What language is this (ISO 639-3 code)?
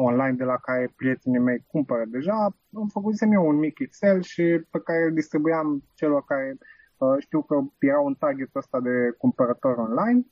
ron